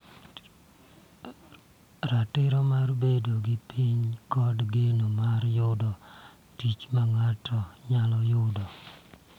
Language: Luo (Kenya and Tanzania)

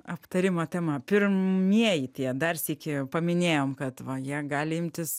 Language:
Lithuanian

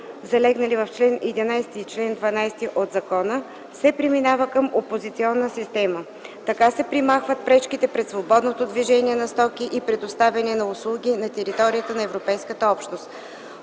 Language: Bulgarian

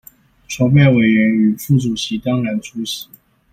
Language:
Chinese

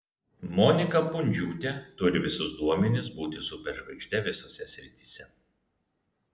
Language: Lithuanian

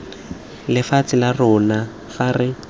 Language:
Tswana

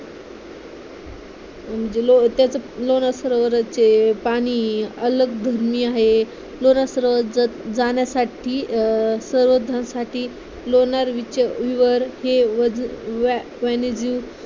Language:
Marathi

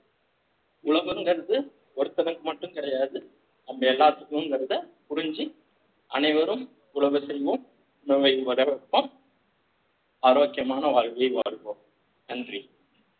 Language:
Tamil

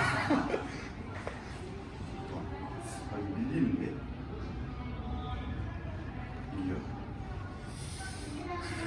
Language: Korean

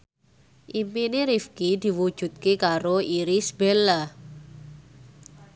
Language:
Javanese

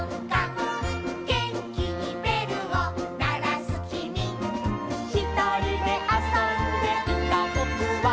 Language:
Japanese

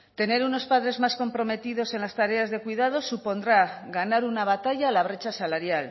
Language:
Spanish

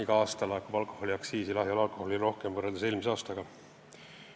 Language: Estonian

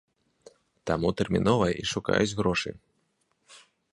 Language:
Belarusian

